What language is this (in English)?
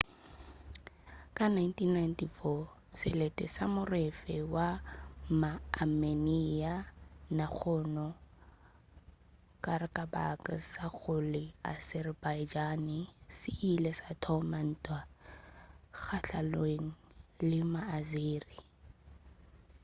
Northern Sotho